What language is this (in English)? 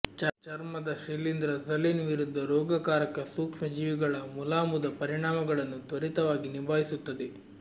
Kannada